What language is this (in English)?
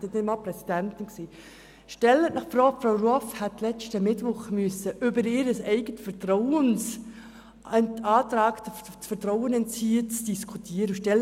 Swiss German